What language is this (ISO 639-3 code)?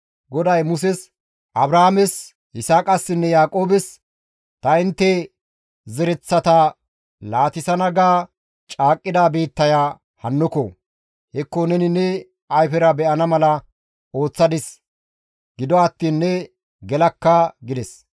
gmv